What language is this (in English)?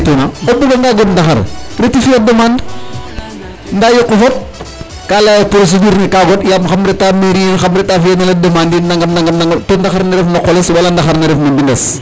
Serer